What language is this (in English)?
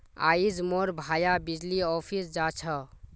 Magahi